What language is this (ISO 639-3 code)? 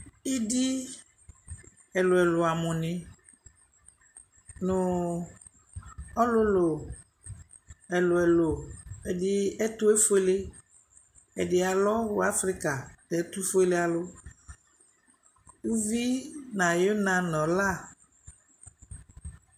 kpo